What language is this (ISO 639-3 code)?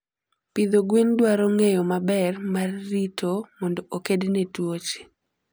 luo